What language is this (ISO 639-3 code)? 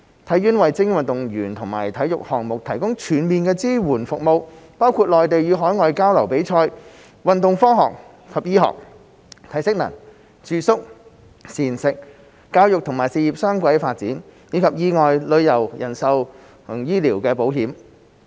yue